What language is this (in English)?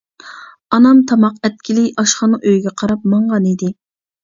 Uyghur